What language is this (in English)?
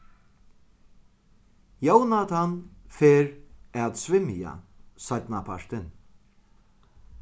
Faroese